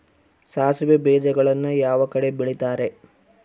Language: Kannada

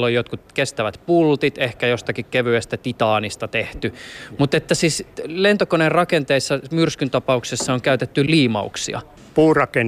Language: Finnish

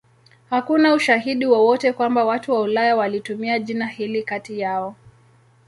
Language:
Swahili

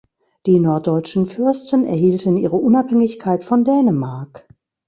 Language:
German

